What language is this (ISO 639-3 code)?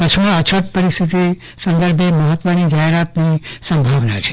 guj